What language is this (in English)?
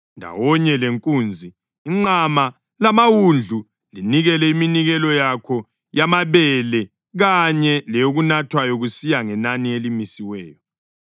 North Ndebele